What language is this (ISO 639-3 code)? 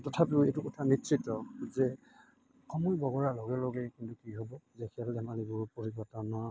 asm